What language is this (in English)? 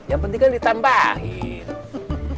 Indonesian